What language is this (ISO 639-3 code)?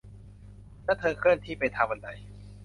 tha